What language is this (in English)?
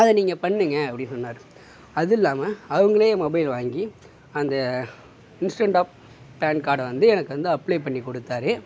Tamil